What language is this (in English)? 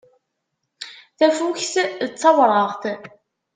Kabyle